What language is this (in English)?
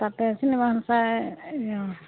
Assamese